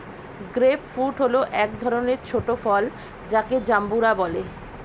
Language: Bangla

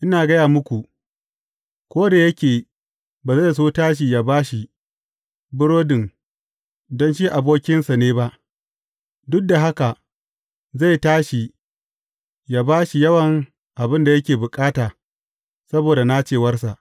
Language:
Hausa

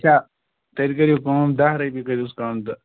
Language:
Kashmiri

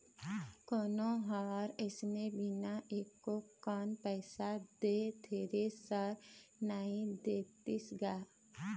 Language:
Chhattisgarhi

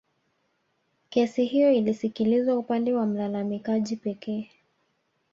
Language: Swahili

